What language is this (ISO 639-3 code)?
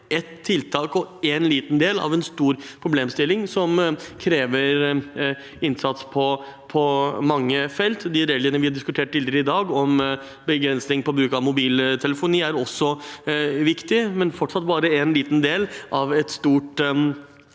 nor